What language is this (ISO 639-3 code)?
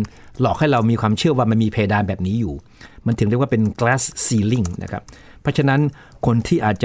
tha